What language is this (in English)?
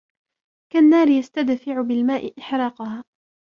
Arabic